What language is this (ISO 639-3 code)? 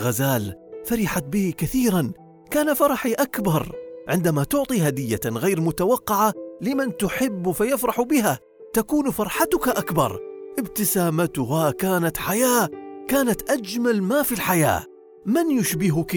ara